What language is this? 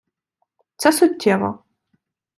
Ukrainian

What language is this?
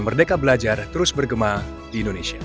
Indonesian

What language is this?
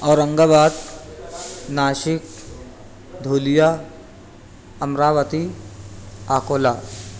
Urdu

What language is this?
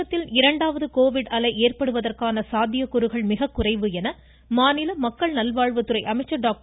Tamil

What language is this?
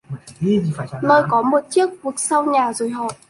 Vietnamese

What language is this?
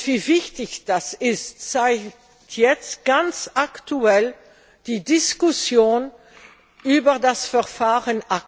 German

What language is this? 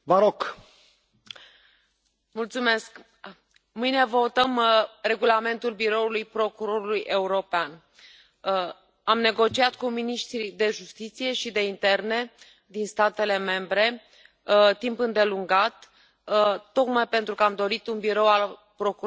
Romanian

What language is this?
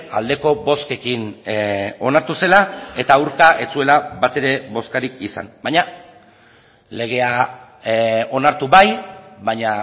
Basque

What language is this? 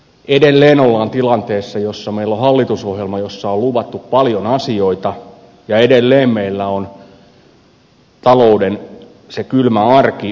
Finnish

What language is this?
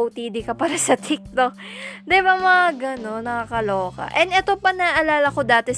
Filipino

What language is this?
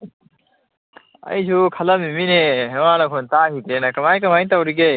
Manipuri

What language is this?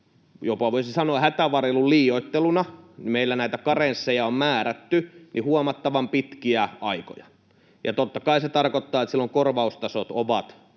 Finnish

